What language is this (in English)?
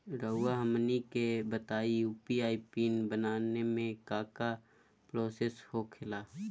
Magahi